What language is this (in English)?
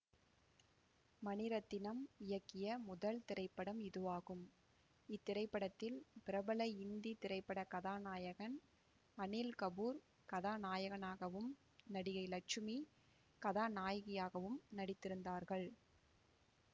Tamil